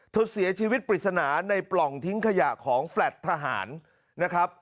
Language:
Thai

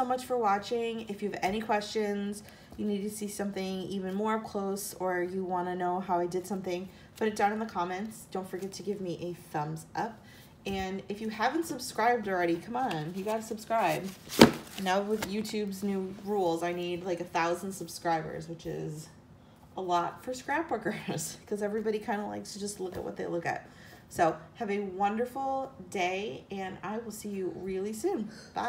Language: English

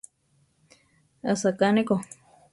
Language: Central Tarahumara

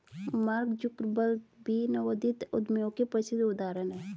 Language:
Hindi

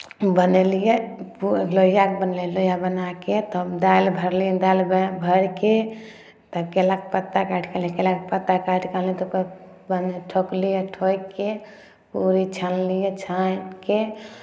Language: Maithili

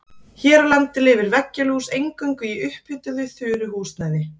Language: Icelandic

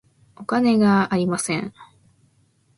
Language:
Japanese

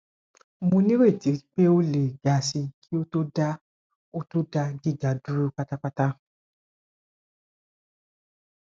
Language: Yoruba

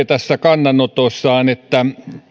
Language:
Finnish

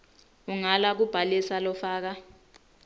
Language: Swati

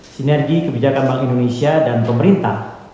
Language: Indonesian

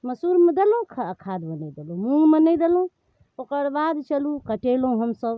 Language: Maithili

